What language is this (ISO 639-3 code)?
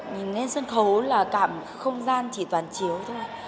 vie